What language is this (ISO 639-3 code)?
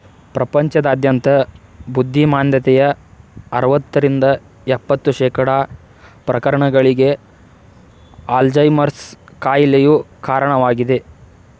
kan